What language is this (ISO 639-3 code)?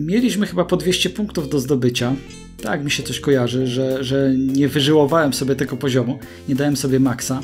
pol